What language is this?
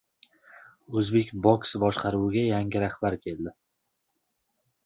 Uzbek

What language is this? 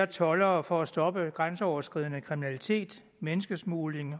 Danish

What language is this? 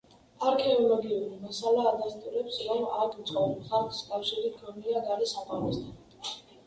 Georgian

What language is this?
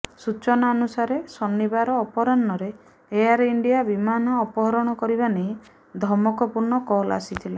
Odia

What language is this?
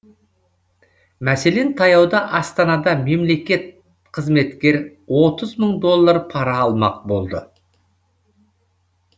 Kazakh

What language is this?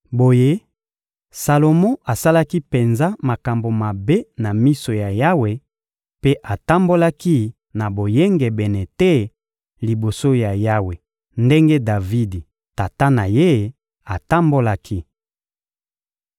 Lingala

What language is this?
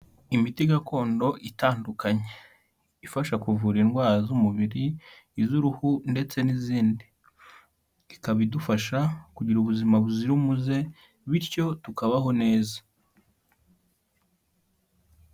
Kinyarwanda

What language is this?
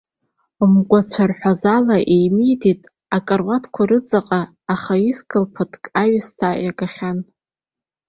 Abkhazian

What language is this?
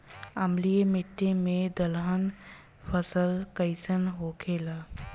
Bhojpuri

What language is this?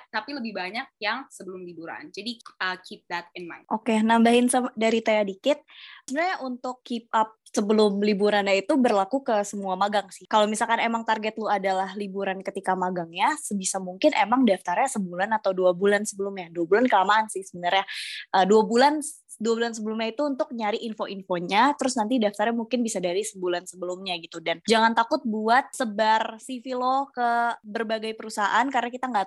Indonesian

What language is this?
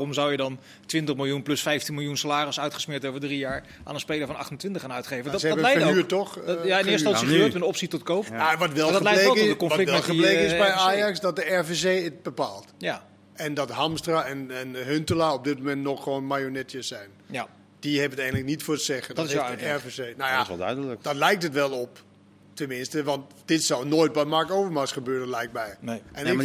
Dutch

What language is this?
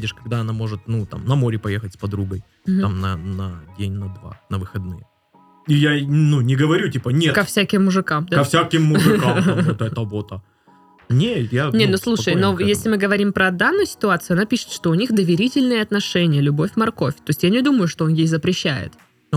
Russian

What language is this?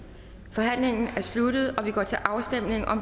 Danish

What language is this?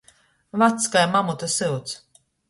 Latgalian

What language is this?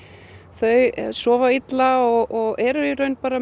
Icelandic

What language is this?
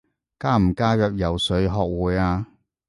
Cantonese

